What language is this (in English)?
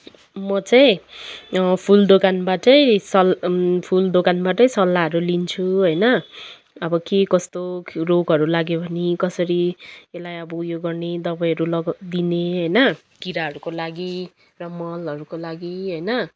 Nepali